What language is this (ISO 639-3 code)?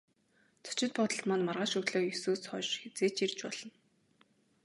mon